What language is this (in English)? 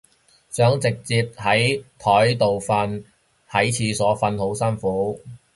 Cantonese